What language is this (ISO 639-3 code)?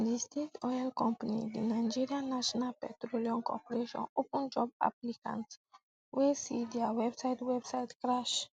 pcm